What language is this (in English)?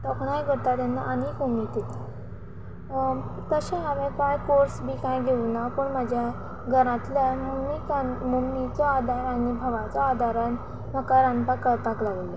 Konkani